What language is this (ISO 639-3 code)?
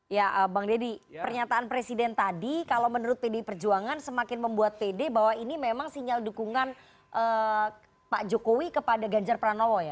ind